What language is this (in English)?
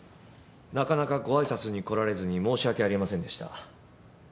Japanese